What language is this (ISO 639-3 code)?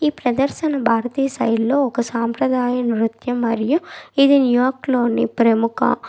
tel